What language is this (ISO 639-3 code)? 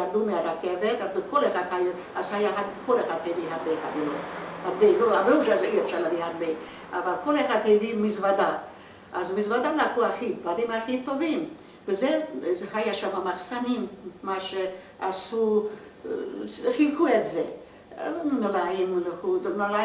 heb